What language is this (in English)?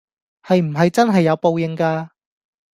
Cantonese